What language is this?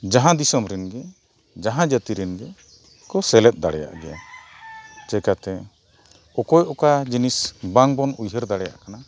Santali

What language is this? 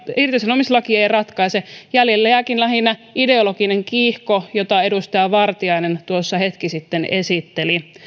Finnish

